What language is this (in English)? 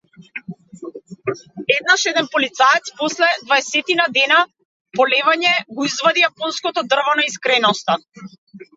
Macedonian